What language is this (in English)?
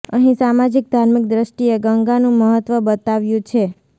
Gujarati